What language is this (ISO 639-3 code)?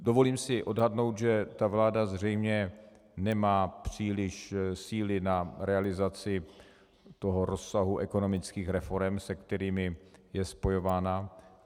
ces